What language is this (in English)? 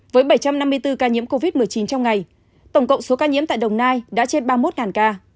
Vietnamese